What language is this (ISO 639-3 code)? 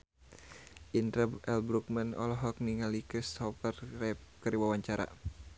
sun